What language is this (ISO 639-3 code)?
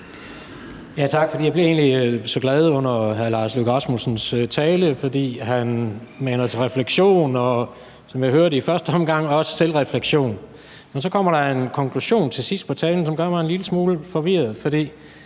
dan